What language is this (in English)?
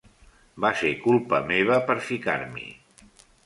Catalan